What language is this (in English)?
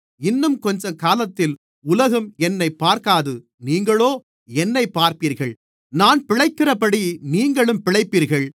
Tamil